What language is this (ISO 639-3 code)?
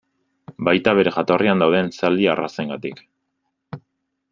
eus